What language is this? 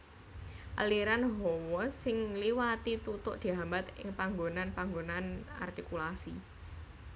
Javanese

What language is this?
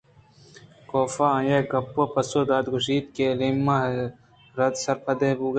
Eastern Balochi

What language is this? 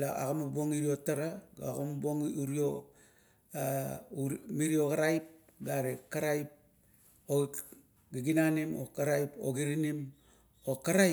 Kuot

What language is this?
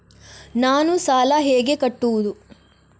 Kannada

